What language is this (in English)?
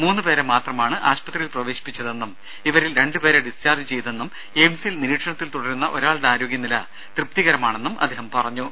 Malayalam